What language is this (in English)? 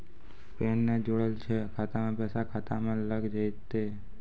Maithili